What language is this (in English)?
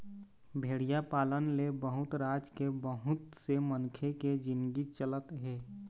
Chhattisgarhi